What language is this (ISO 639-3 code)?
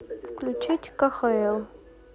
rus